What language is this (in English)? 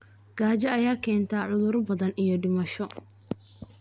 Somali